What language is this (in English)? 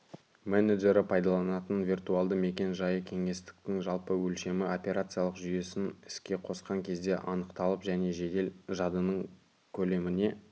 Kazakh